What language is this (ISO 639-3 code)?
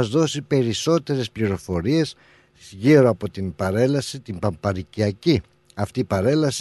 ell